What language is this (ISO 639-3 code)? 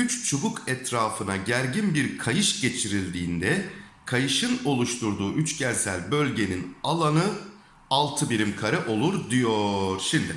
tur